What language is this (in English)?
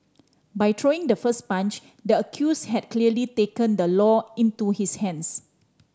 English